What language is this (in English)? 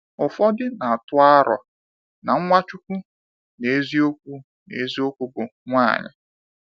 Igbo